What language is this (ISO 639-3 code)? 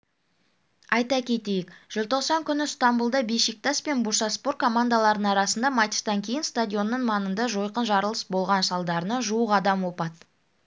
kaz